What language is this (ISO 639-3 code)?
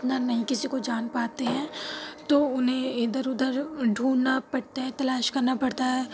urd